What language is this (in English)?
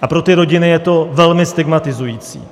Czech